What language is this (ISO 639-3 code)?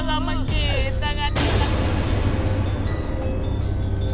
ind